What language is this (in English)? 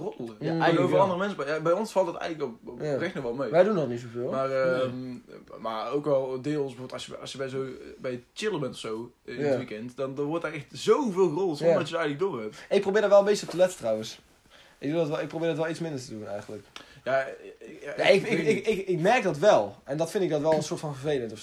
Dutch